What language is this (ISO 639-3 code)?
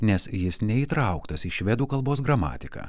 lit